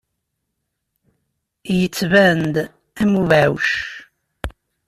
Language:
Kabyle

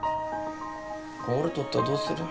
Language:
Japanese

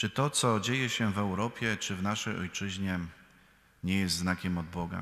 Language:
Polish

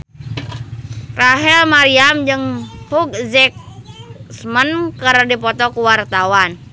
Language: Sundanese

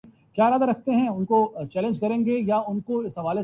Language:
Urdu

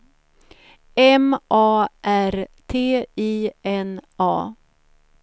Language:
Swedish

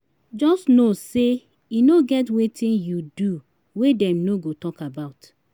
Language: Nigerian Pidgin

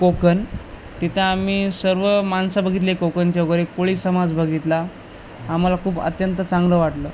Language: Marathi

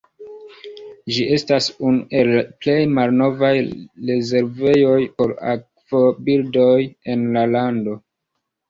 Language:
Esperanto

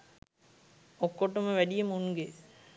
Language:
Sinhala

